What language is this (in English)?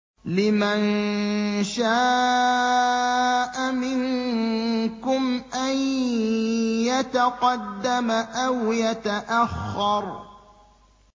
Arabic